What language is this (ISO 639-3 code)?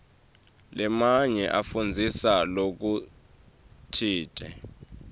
ssw